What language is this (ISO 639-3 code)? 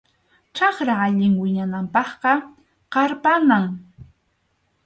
qxu